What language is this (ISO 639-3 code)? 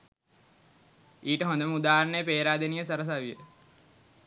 sin